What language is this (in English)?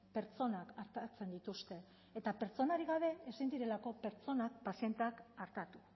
Basque